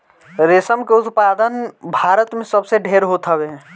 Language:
Bhojpuri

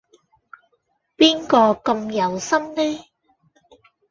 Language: Cantonese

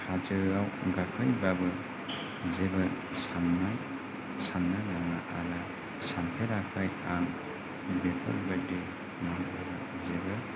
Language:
Bodo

